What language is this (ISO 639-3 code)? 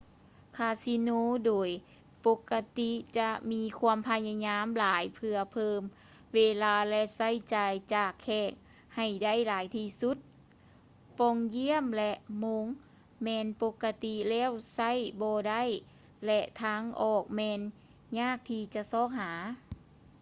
lao